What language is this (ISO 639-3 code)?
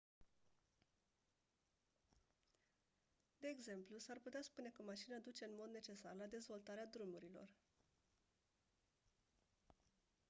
ron